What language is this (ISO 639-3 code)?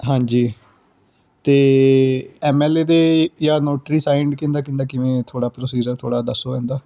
pan